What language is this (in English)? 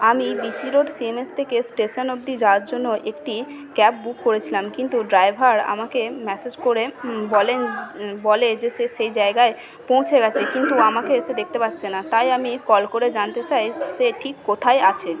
Bangla